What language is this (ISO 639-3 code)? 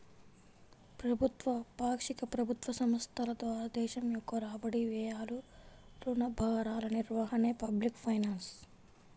tel